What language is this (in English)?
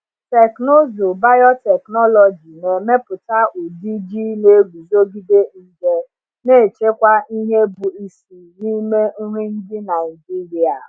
Igbo